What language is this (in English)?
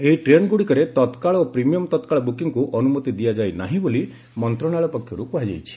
Odia